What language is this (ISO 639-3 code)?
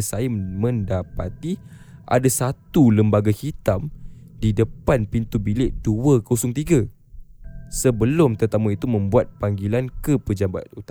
msa